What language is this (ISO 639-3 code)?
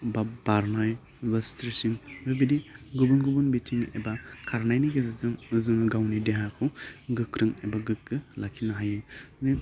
brx